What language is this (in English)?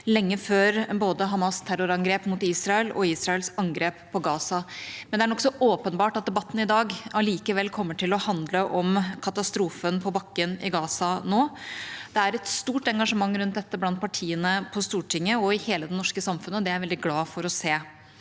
Norwegian